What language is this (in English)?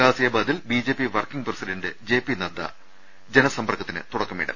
Malayalam